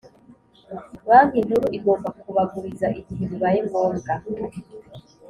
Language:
Kinyarwanda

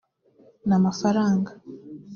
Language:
Kinyarwanda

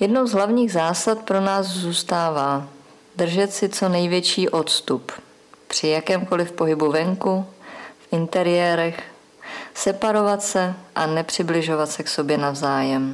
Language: Czech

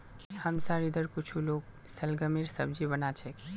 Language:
Magahi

